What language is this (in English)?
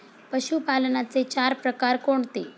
Marathi